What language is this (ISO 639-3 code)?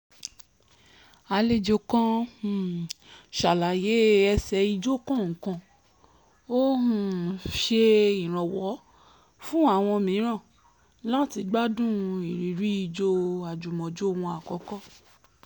yor